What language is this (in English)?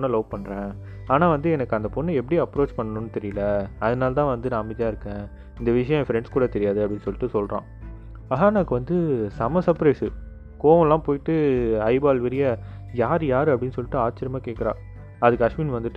Tamil